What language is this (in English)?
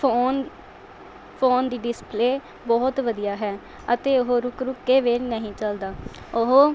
Punjabi